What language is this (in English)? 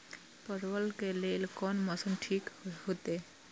Maithili